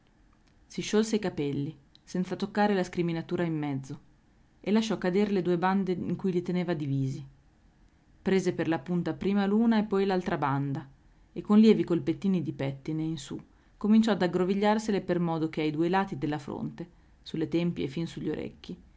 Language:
Italian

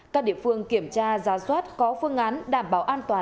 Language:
Vietnamese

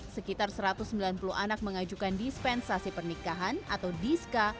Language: Indonesian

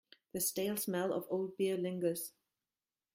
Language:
English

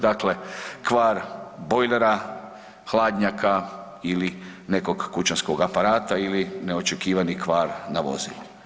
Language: Croatian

